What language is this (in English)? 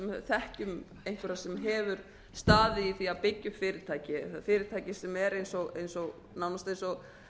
Icelandic